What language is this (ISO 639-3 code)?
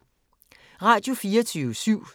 dan